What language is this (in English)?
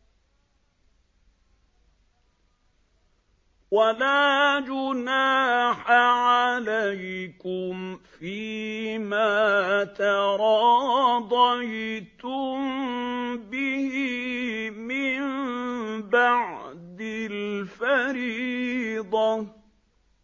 Arabic